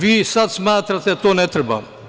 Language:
Serbian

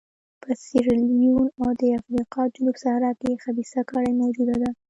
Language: Pashto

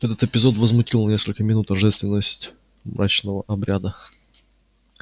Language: Russian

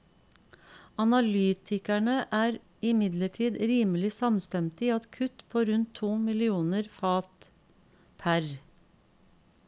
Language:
Norwegian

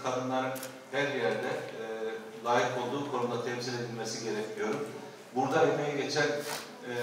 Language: Turkish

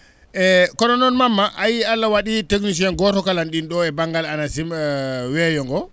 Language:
Fula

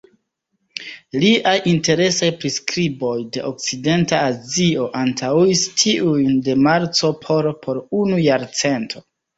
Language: Esperanto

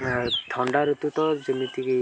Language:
Odia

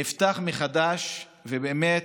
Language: Hebrew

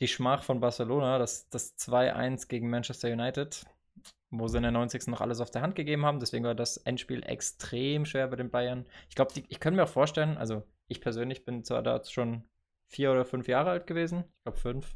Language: German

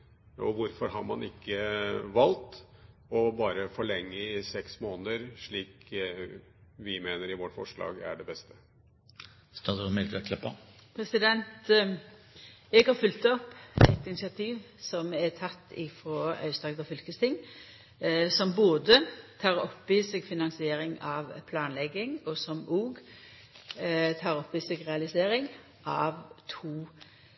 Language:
Norwegian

